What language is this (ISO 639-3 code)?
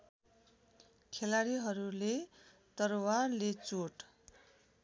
nep